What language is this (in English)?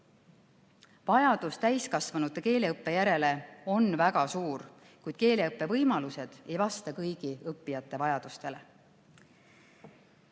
Estonian